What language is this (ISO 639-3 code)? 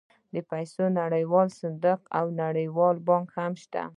pus